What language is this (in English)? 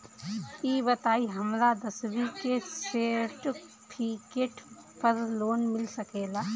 Bhojpuri